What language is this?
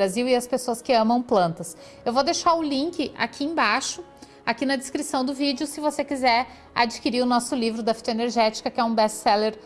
Portuguese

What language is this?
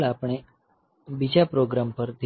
Gujarati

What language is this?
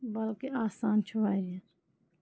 Kashmiri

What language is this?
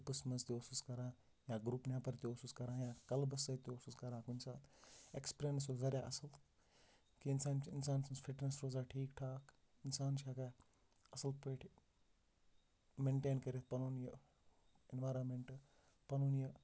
Kashmiri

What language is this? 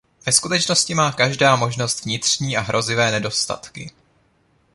Czech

